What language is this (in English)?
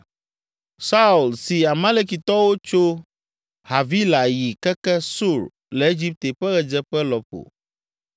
Ewe